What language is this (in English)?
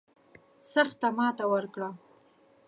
Pashto